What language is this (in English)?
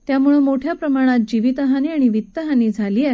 Marathi